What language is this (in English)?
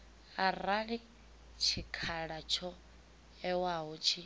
Venda